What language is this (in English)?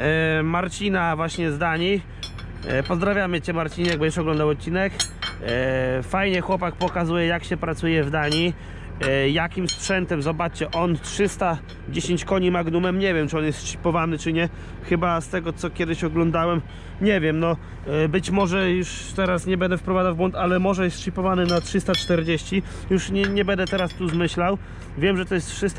Polish